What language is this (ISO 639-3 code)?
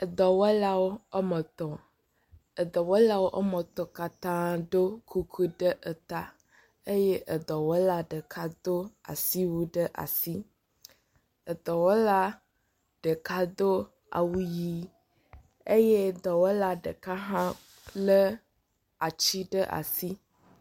ewe